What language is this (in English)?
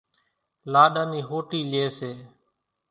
Kachi Koli